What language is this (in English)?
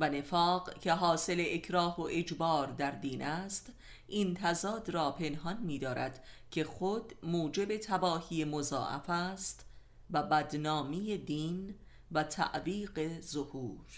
Persian